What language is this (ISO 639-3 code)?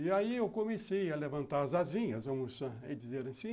por